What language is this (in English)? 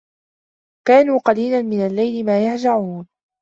Arabic